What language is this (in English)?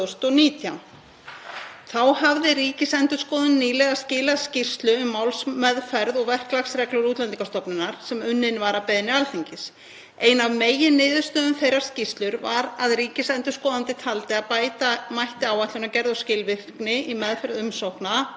Icelandic